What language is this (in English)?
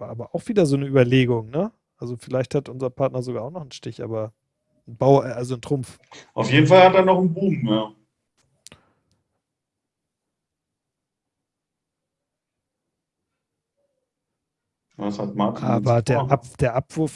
German